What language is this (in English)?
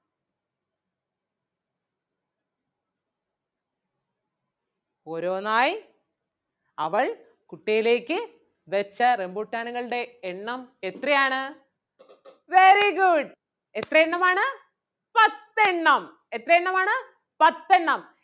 Malayalam